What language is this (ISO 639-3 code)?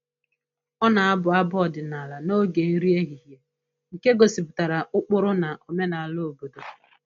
ibo